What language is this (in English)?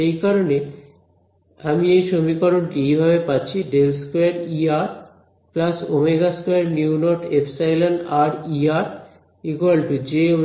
Bangla